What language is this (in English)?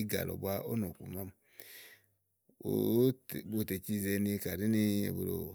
Igo